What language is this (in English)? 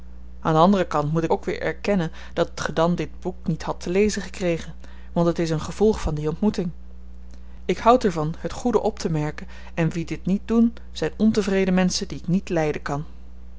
Dutch